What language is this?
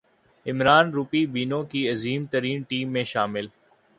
Urdu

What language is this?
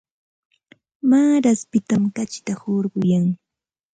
Santa Ana de Tusi Pasco Quechua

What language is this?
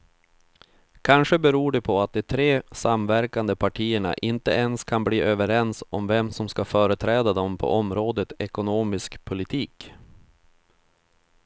Swedish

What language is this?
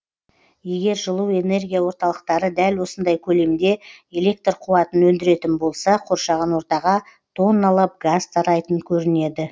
Kazakh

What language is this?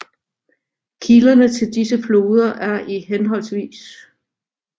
Danish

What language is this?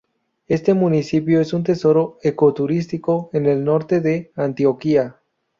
Spanish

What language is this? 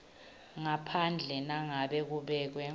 Swati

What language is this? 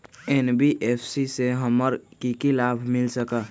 Magahi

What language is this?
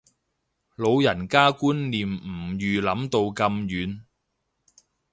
Cantonese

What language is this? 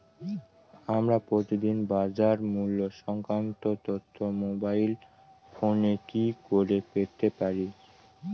Bangla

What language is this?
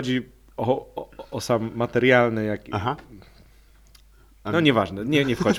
Polish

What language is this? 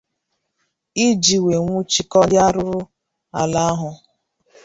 Igbo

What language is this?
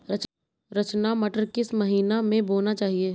Hindi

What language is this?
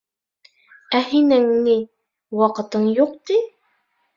Bashkir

